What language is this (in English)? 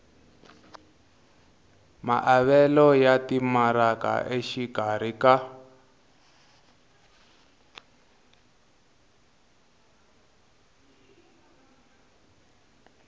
Tsonga